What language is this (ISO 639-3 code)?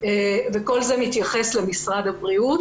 heb